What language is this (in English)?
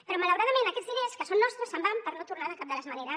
Catalan